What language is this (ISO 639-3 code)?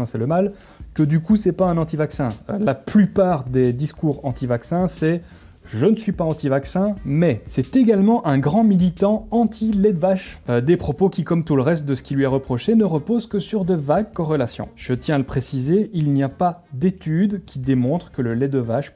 fra